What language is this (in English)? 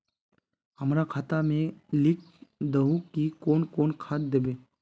Magahi